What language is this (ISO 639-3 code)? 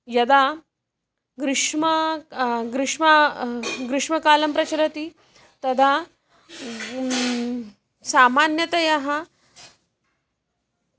san